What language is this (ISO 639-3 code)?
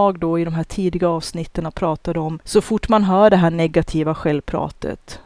swe